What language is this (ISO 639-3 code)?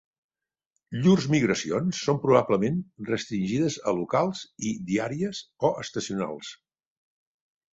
cat